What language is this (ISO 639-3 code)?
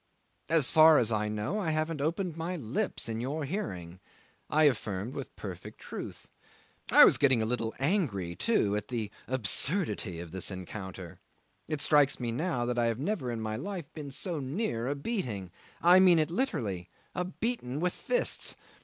eng